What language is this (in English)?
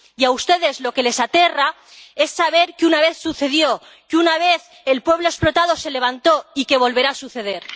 Spanish